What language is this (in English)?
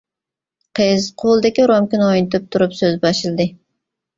Uyghur